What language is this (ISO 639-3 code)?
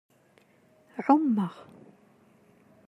kab